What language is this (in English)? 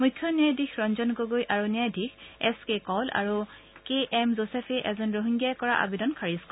Assamese